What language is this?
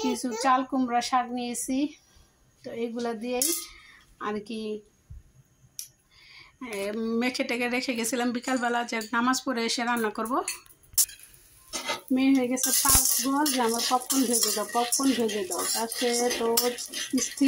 Arabic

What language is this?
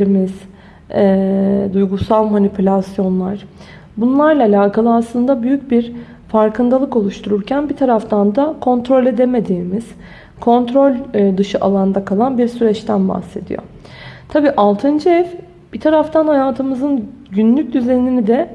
Turkish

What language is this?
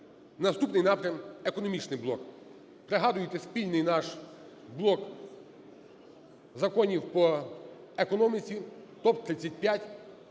Ukrainian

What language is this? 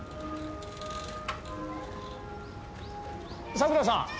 Japanese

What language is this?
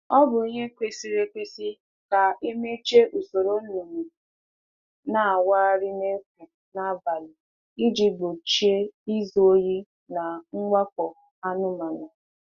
Igbo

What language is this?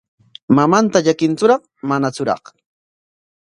Corongo Ancash Quechua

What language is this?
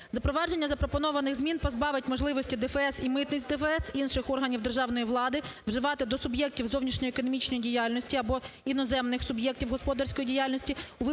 Ukrainian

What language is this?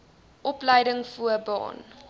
Afrikaans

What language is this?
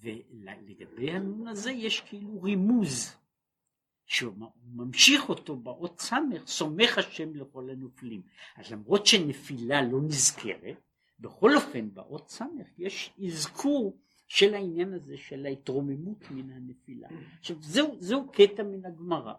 Hebrew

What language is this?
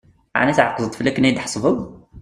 Kabyle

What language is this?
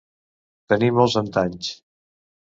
Catalan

